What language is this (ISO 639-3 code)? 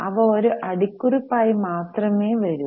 mal